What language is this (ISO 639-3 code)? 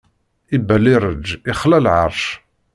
kab